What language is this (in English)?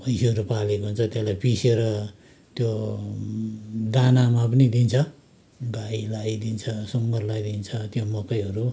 Nepali